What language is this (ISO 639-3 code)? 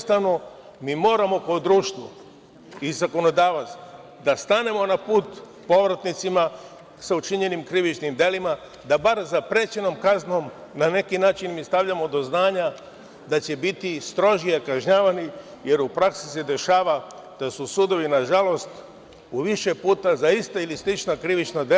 srp